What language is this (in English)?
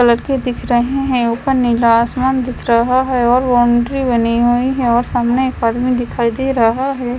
Hindi